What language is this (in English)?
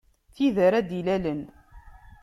Kabyle